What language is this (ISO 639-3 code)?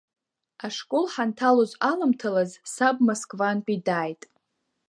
abk